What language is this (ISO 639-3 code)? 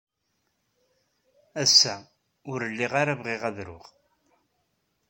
kab